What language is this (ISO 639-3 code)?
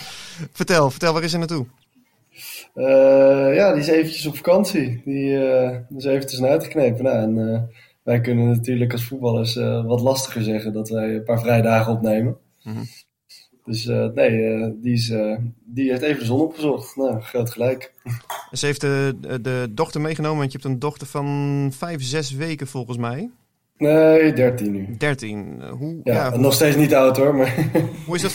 nld